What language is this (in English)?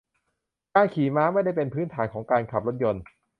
Thai